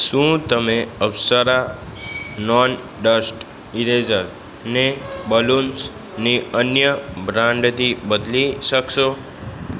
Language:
Gujarati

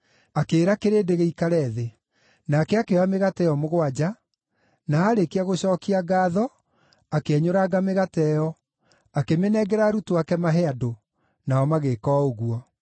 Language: Kikuyu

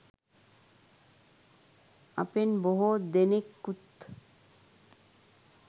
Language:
Sinhala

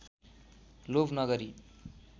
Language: Nepali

